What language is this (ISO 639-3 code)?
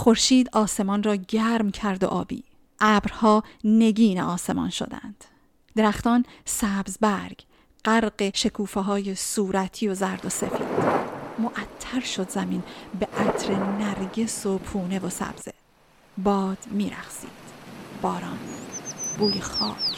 fas